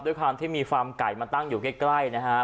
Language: Thai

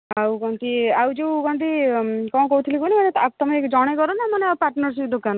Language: Odia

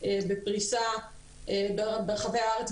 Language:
Hebrew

